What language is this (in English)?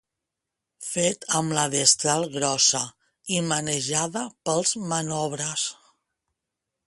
Catalan